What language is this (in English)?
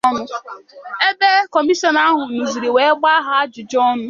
Igbo